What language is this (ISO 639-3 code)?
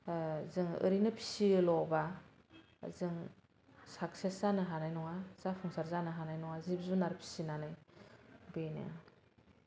brx